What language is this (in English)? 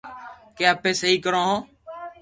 Loarki